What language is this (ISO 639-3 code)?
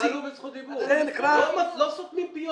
heb